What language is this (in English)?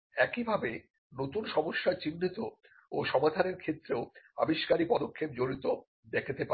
Bangla